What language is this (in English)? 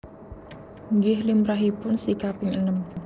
Javanese